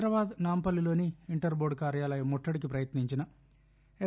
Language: Telugu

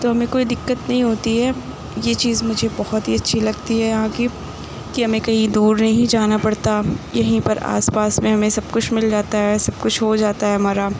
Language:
Urdu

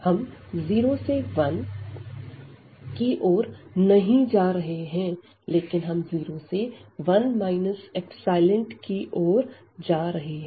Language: Hindi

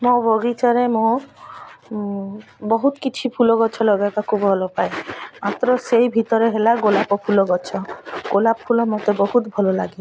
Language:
Odia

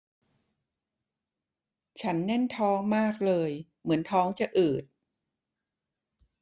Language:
Thai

